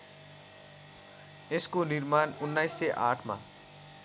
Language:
Nepali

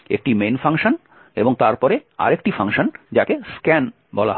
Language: Bangla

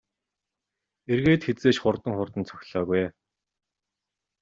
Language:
Mongolian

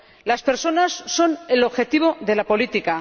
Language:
Spanish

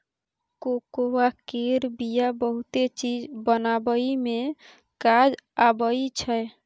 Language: Maithili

